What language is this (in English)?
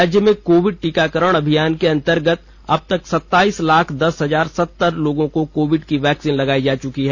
Hindi